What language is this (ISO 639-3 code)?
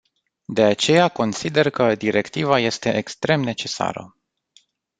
ron